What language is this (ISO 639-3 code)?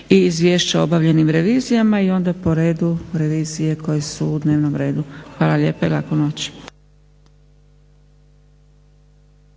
hrv